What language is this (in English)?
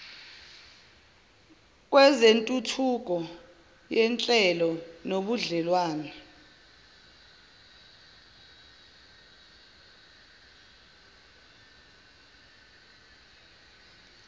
Zulu